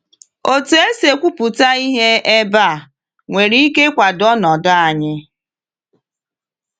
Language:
Igbo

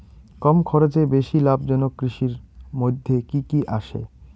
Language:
Bangla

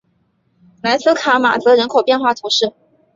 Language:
Chinese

